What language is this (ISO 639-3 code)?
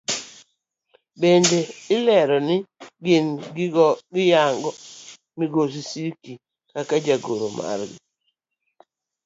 luo